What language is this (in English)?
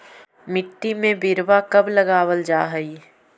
Magahi